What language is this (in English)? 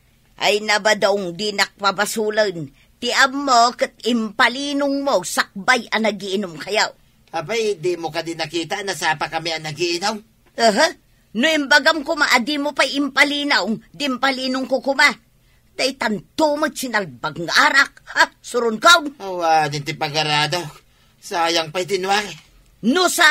Filipino